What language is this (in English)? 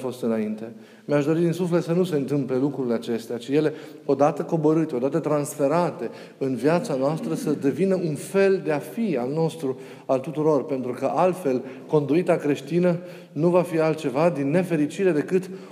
Romanian